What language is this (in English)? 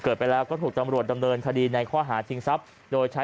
Thai